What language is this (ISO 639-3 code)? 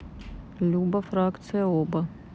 rus